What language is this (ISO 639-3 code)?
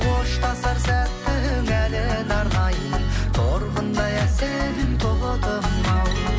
kaz